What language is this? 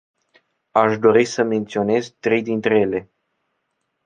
Romanian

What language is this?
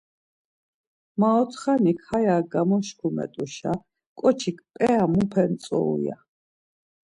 Laz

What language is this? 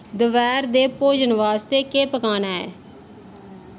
Dogri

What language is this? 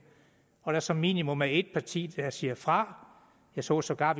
Danish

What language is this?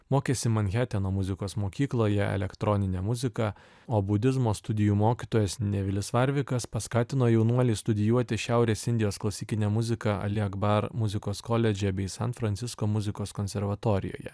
Lithuanian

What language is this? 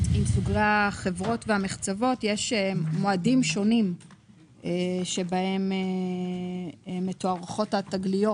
Hebrew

